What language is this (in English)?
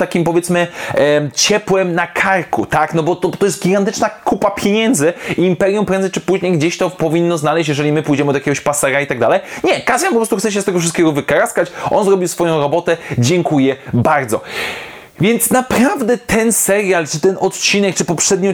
Polish